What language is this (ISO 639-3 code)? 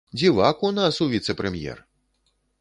bel